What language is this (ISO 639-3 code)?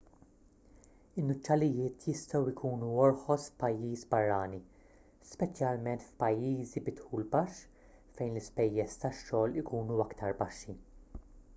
mlt